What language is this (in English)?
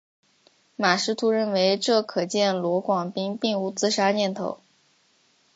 Chinese